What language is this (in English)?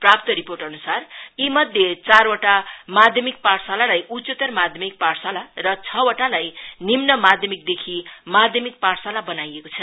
Nepali